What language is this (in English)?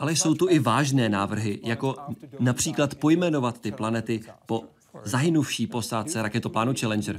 Czech